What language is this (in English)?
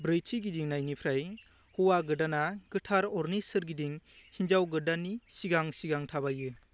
Bodo